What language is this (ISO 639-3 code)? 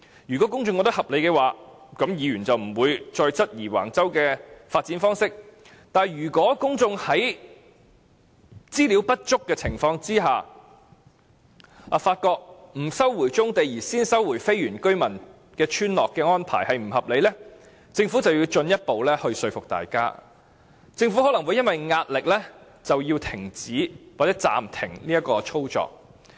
yue